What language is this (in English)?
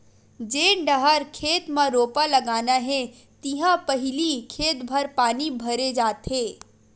Chhattisgarhi